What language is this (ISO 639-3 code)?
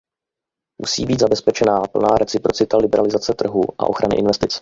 ces